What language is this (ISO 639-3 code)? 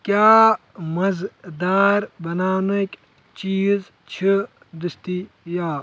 kas